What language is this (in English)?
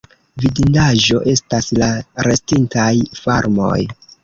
Esperanto